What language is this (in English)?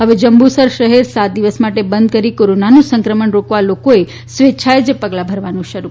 Gujarati